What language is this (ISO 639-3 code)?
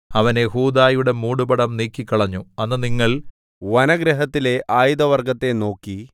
mal